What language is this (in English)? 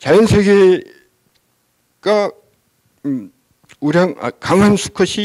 Korean